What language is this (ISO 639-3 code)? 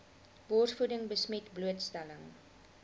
afr